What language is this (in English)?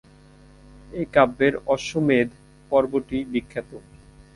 Bangla